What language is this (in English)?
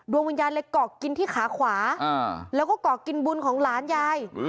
Thai